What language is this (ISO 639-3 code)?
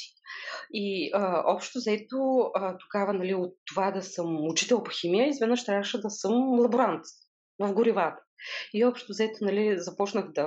bul